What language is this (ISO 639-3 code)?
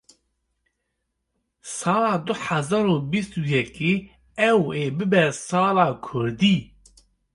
kur